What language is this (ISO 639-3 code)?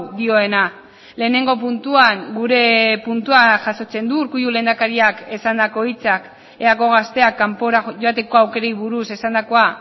eus